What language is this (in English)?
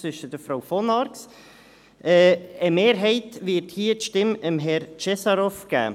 Swiss German